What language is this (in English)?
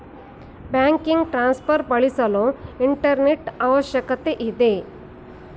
Kannada